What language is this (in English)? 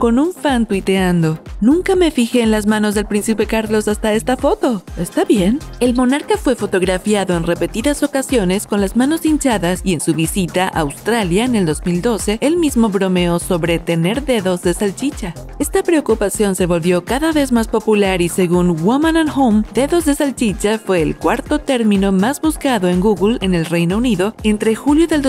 Spanish